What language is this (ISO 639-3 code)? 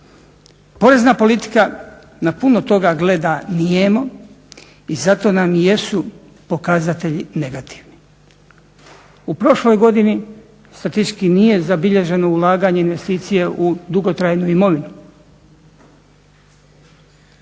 hrv